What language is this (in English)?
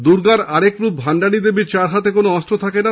Bangla